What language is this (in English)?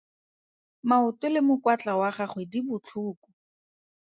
Tswana